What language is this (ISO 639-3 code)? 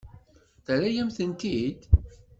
kab